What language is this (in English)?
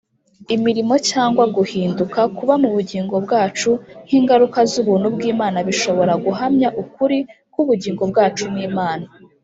Kinyarwanda